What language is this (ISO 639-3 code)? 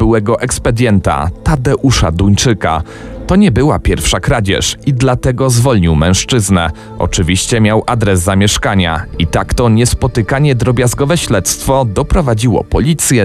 pol